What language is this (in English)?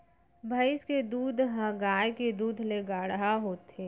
Chhattisgarhi